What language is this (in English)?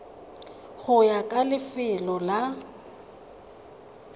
Tswana